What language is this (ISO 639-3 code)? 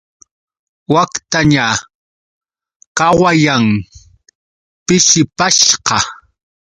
qux